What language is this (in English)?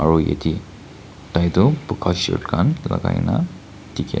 Naga Pidgin